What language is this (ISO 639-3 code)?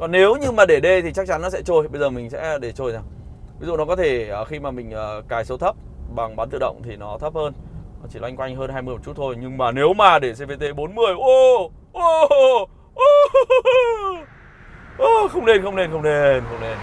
vie